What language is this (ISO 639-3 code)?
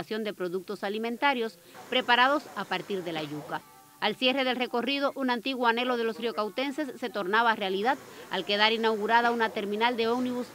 spa